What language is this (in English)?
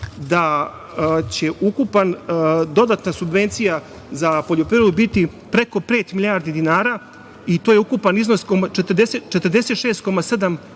Serbian